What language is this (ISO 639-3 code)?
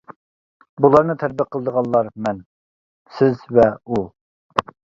uig